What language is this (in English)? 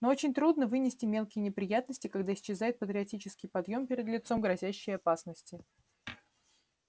Russian